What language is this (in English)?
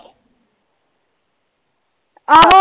Punjabi